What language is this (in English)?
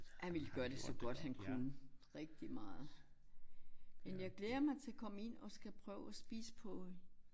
Danish